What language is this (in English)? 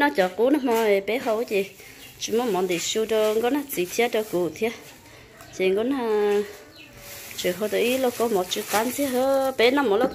Vietnamese